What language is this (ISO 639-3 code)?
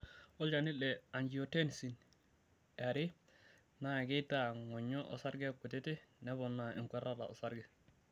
mas